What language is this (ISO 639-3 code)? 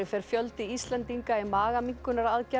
isl